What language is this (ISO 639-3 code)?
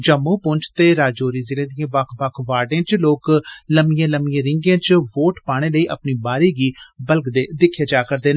doi